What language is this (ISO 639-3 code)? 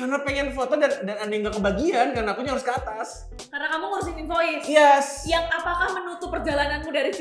ind